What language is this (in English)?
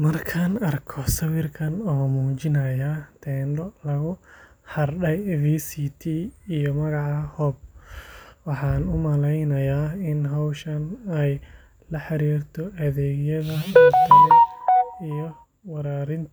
Somali